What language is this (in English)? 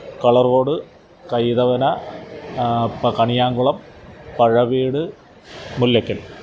Malayalam